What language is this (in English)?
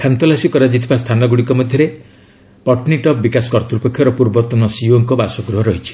Odia